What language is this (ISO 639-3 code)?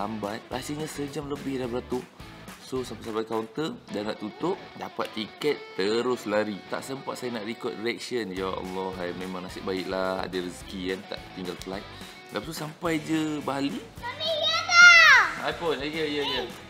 msa